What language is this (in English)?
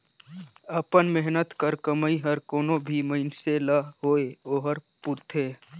Chhattisgarhi